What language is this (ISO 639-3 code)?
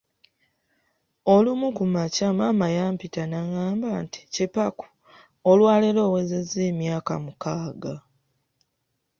lug